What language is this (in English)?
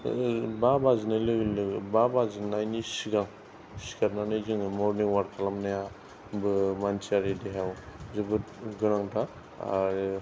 Bodo